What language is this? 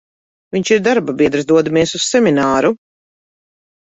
Latvian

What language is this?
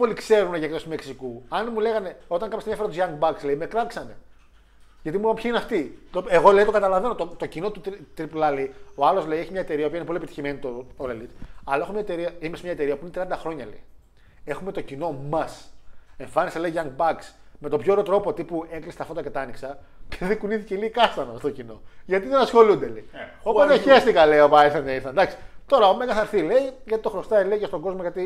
Greek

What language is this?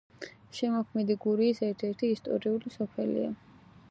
Georgian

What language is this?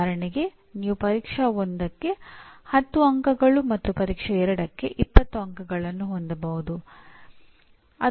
Kannada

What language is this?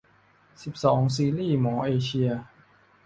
Thai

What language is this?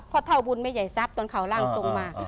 Thai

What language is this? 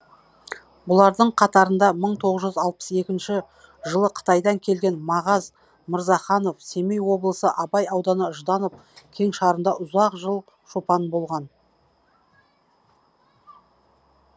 Kazakh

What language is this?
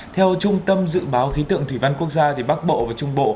Vietnamese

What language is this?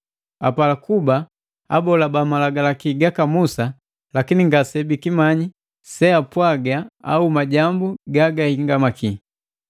Matengo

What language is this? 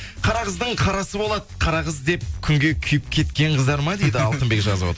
Kazakh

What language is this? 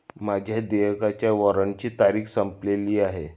Marathi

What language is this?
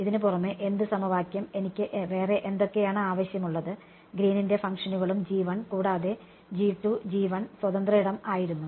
Malayalam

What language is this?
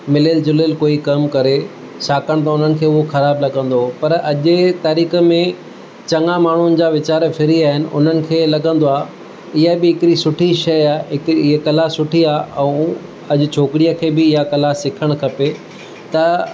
Sindhi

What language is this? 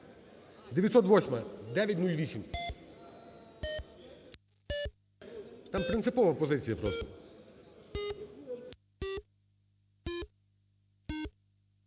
Ukrainian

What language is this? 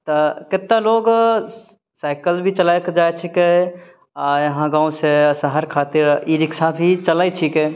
Maithili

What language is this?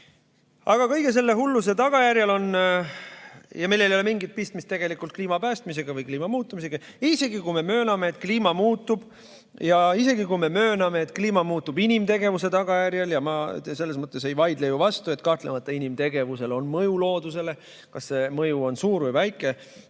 Estonian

